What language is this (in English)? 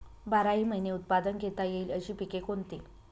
Marathi